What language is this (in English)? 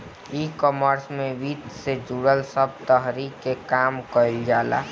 Bhojpuri